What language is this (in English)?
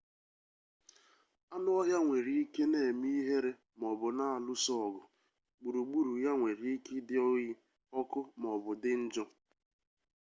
Igbo